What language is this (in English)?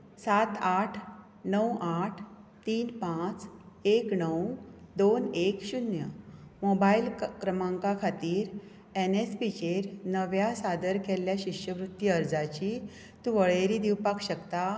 Konkani